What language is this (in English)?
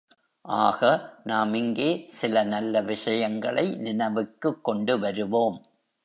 Tamil